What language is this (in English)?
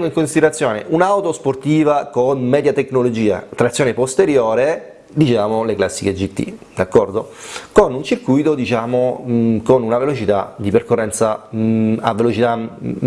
Italian